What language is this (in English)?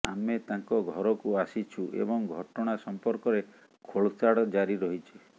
Odia